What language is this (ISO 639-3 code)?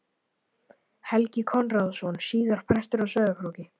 isl